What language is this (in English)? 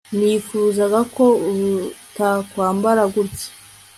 Kinyarwanda